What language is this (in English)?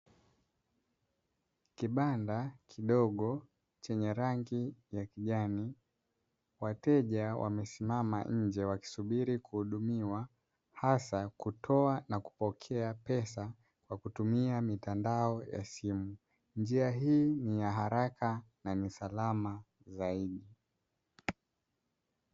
Swahili